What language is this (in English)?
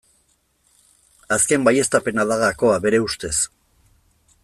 Basque